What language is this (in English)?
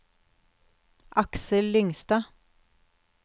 Norwegian